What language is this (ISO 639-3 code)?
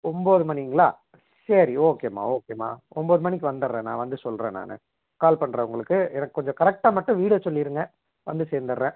tam